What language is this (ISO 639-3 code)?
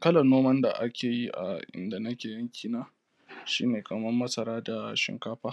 hau